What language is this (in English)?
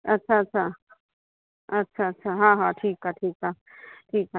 Sindhi